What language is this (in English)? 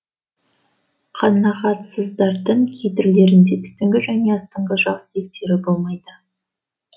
Kazakh